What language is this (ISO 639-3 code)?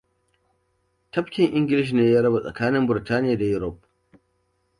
hau